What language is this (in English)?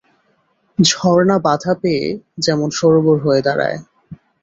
Bangla